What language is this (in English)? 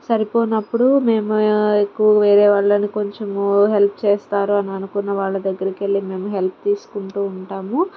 Telugu